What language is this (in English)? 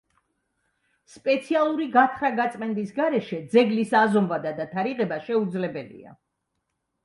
Georgian